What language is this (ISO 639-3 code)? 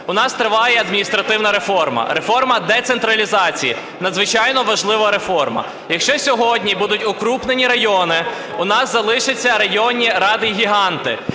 ukr